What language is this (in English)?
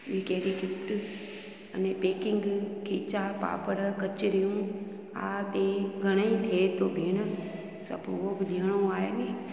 Sindhi